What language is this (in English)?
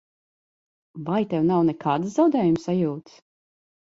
Latvian